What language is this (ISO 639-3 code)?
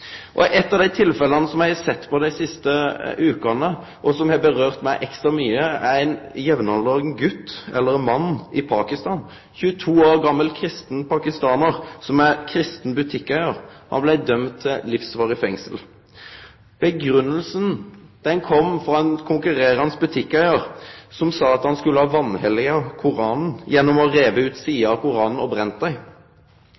nno